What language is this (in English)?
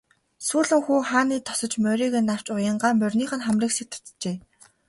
Mongolian